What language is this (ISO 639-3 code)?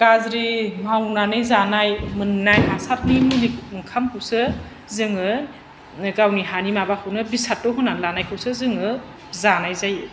brx